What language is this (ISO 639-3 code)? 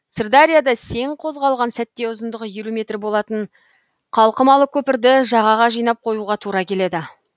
kaz